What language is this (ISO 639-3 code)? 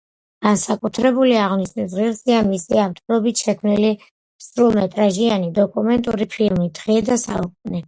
kat